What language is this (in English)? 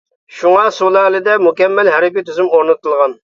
Uyghur